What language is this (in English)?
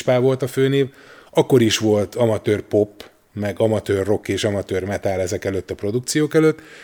Hungarian